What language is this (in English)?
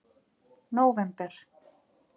Icelandic